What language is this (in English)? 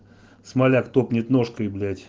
Russian